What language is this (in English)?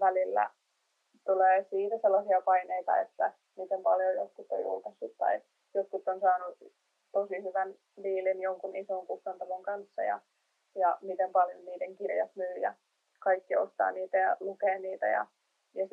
Finnish